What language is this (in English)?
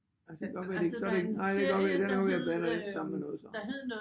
Danish